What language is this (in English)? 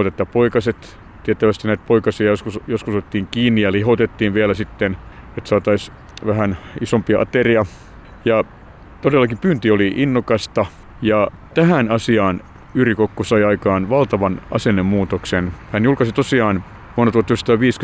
Finnish